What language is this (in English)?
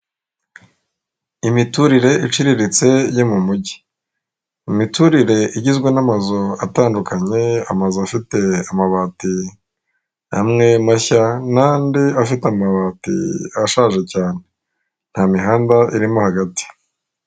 Kinyarwanda